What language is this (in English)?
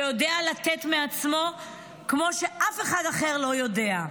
Hebrew